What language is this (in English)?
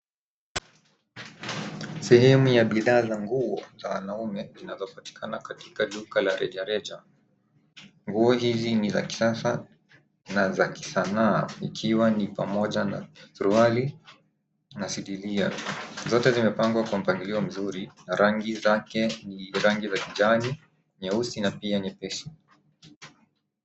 Swahili